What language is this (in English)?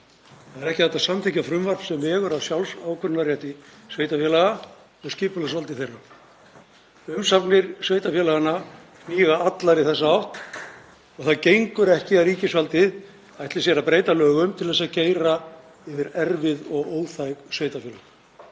Icelandic